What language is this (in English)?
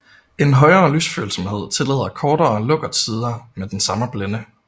Danish